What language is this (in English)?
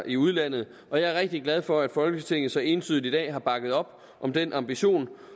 Danish